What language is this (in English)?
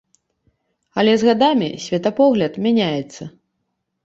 Belarusian